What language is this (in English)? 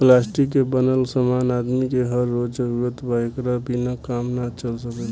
Bhojpuri